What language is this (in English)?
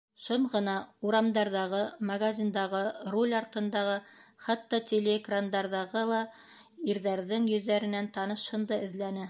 Bashkir